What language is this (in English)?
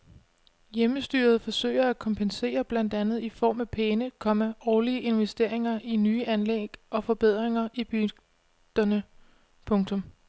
Danish